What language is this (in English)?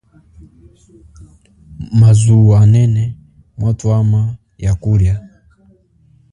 Chokwe